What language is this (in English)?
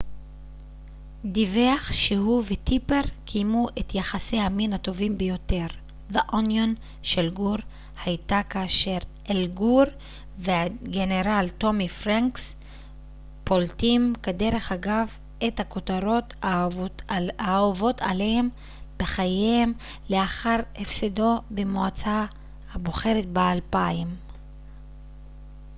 Hebrew